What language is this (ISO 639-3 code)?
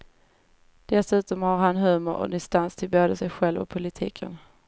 swe